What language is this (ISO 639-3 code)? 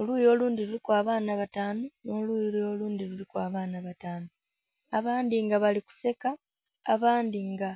xog